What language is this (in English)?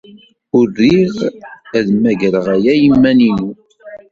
Kabyle